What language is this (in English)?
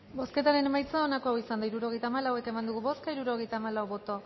Basque